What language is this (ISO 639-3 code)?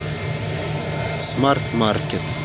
rus